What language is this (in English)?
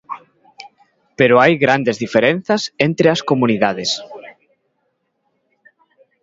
Galician